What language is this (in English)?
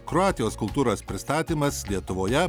Lithuanian